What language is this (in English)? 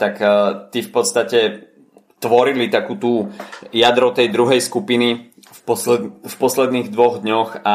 Slovak